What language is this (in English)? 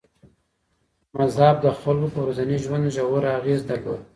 Pashto